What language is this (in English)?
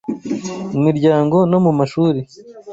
Kinyarwanda